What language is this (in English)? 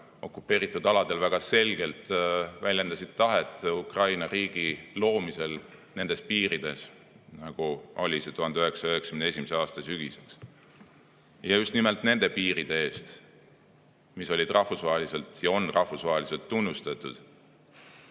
Estonian